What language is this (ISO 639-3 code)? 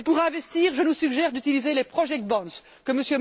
fra